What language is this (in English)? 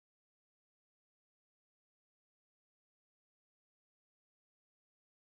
Spanish